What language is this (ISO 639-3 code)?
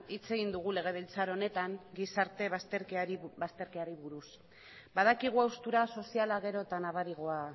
eus